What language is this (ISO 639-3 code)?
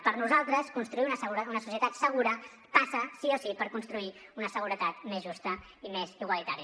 cat